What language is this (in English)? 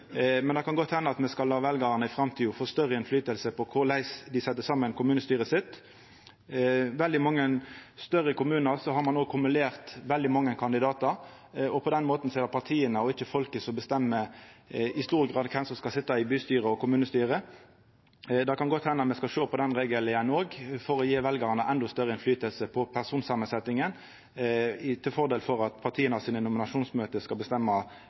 Norwegian Nynorsk